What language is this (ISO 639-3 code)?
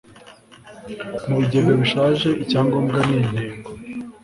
kin